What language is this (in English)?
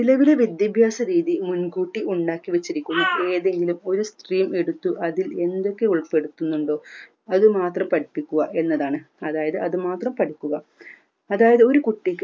Malayalam